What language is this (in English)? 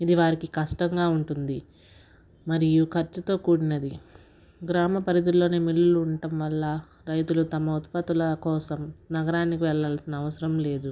Telugu